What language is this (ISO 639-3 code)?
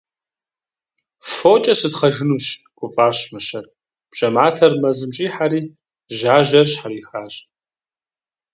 kbd